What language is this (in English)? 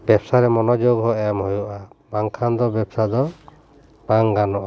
Santali